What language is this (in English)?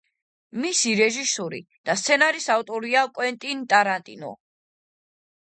Georgian